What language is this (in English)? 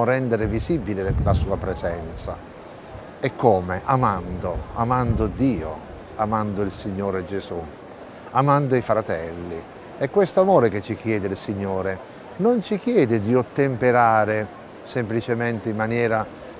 Italian